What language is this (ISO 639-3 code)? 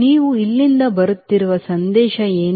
kan